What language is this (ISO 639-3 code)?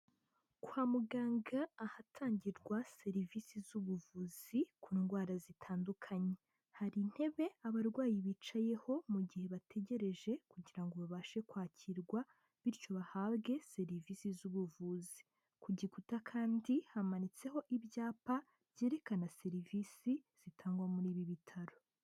kin